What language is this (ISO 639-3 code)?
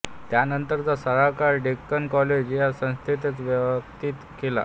mar